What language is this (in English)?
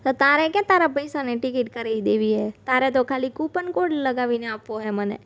Gujarati